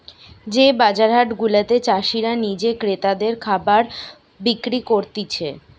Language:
Bangla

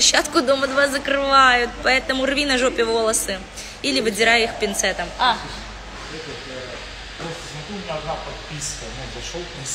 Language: Russian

